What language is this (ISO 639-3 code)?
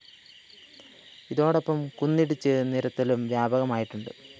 mal